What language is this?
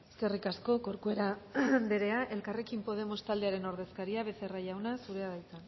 Basque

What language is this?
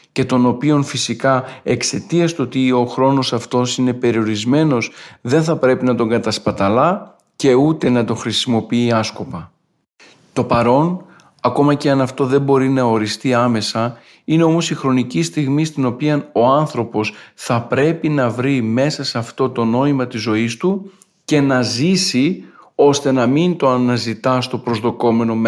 Greek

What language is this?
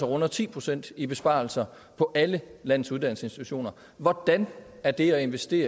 Danish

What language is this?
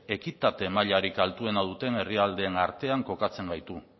Basque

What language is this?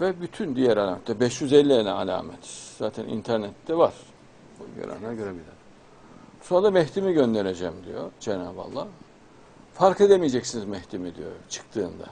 Turkish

